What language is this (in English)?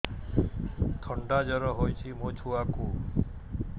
Odia